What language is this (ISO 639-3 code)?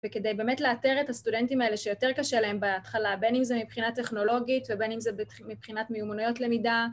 heb